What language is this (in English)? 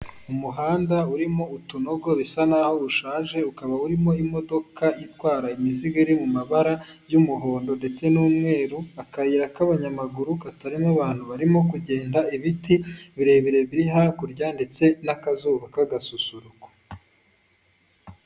Kinyarwanda